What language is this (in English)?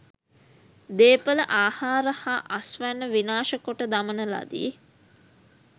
Sinhala